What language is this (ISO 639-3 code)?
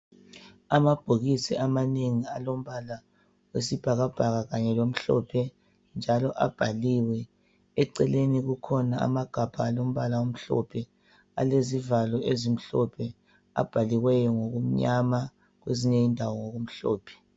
nde